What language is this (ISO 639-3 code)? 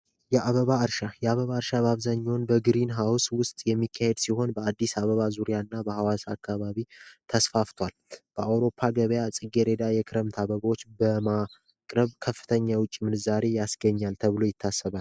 amh